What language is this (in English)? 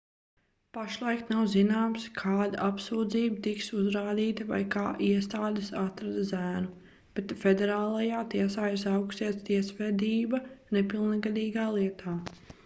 Latvian